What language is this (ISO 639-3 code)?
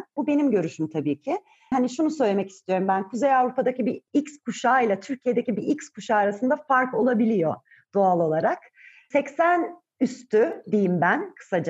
tur